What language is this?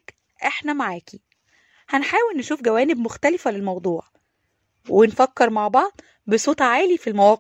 Arabic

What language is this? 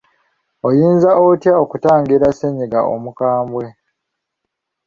Ganda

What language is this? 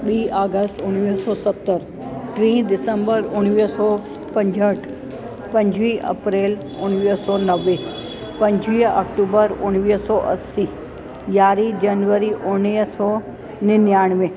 Sindhi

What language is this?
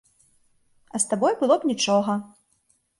Belarusian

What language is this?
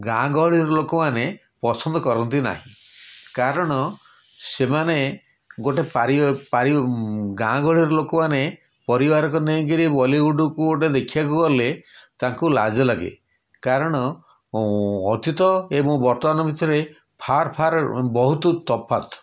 Odia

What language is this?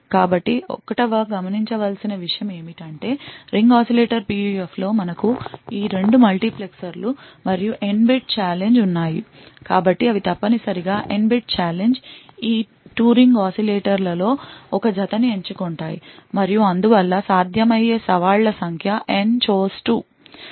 Telugu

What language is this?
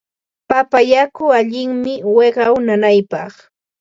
Ambo-Pasco Quechua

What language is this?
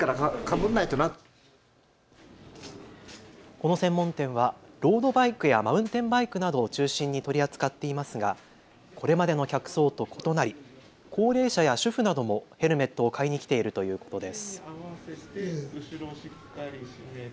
Japanese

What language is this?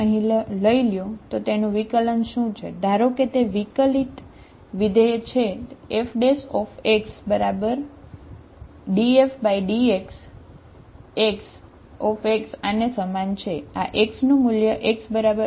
Gujarati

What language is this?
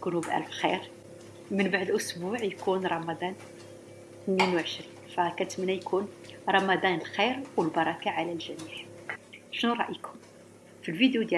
Arabic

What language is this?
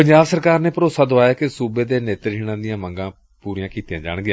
Punjabi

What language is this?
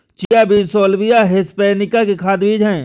Hindi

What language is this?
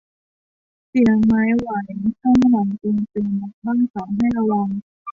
Thai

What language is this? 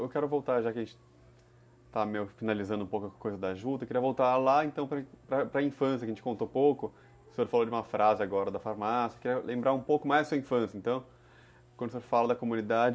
Portuguese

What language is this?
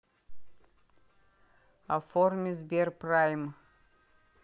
Russian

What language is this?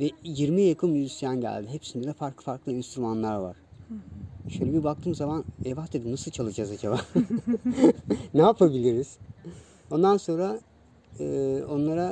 Turkish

